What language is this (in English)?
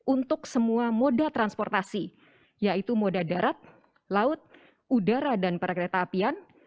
Indonesian